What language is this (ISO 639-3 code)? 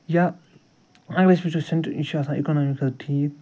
kas